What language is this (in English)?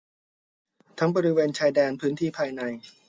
Thai